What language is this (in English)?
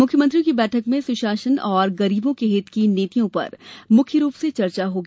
Hindi